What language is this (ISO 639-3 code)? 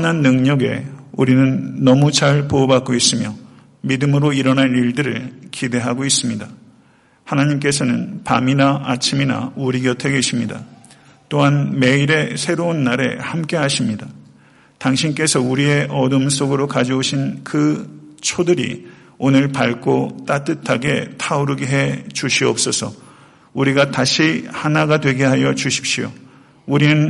kor